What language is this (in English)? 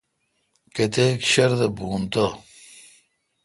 Kalkoti